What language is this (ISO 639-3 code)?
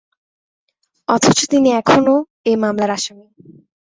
ben